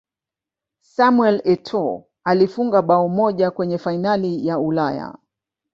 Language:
Swahili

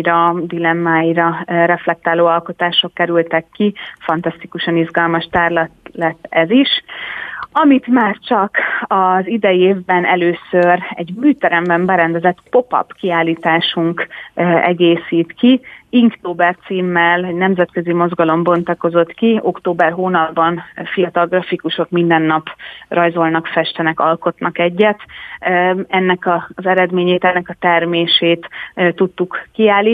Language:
Hungarian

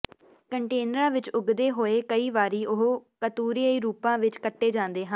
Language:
Punjabi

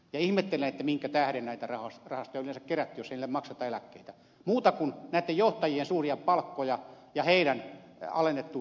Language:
Finnish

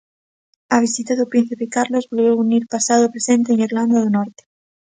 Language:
Galician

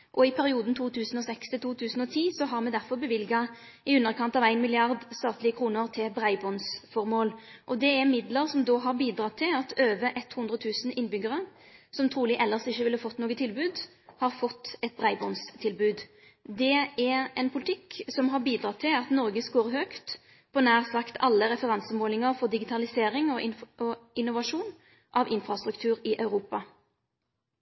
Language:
Norwegian Nynorsk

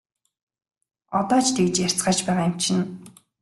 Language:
Mongolian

